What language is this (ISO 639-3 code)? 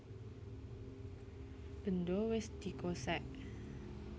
jav